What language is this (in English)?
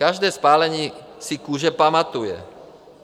Czech